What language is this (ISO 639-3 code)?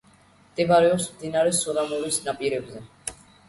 kat